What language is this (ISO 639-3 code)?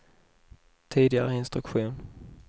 swe